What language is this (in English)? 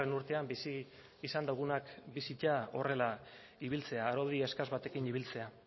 Basque